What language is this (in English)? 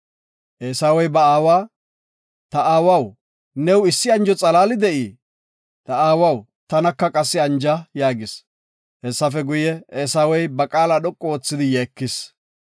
Gofa